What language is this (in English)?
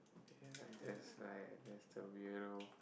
English